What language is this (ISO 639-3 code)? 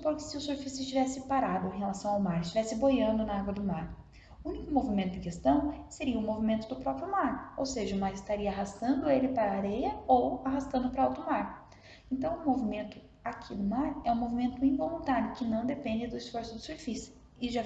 por